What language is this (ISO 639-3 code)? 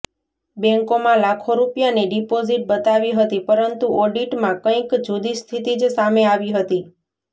guj